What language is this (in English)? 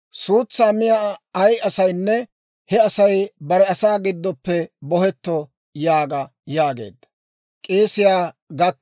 Dawro